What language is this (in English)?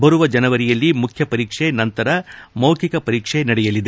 Kannada